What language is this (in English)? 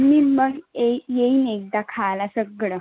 Marathi